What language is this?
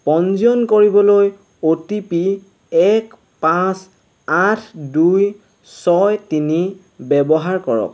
Assamese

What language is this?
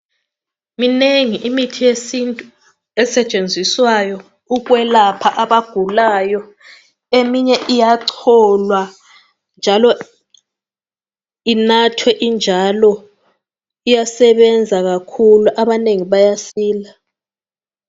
North Ndebele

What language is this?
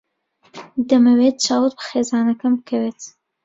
Central Kurdish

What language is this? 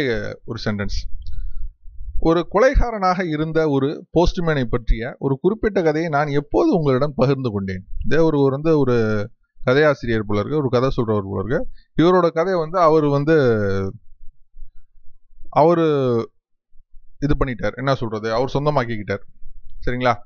Hindi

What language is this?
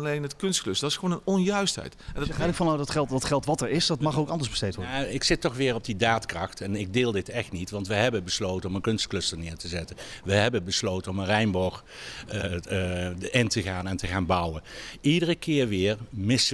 Dutch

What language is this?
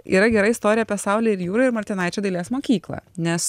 Lithuanian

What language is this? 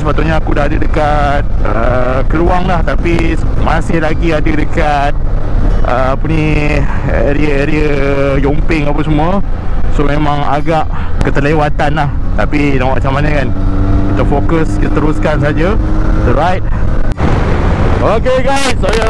Malay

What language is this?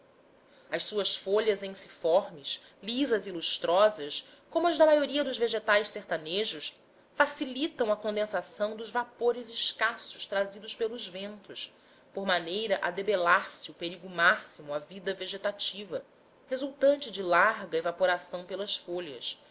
Portuguese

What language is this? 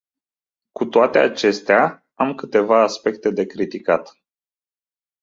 Romanian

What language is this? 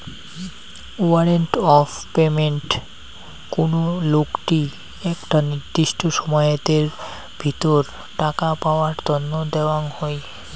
Bangla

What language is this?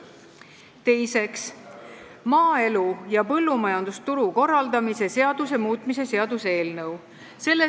Estonian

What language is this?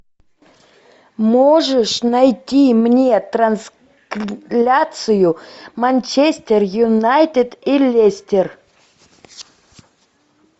Russian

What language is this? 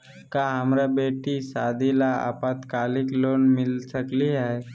Magahi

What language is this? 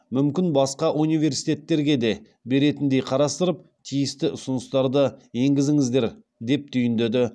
Kazakh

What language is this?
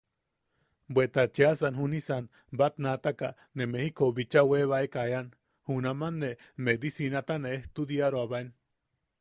Yaqui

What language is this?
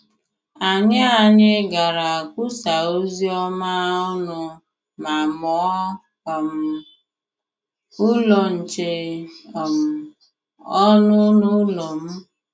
Igbo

